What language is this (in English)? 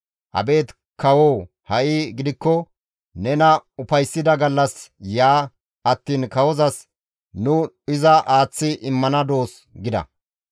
Gamo